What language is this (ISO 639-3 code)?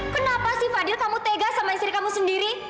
ind